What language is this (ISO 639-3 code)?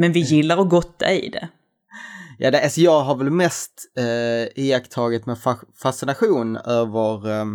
swe